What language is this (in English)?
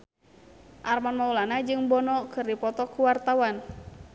Sundanese